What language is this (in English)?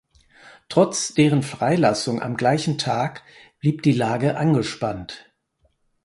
German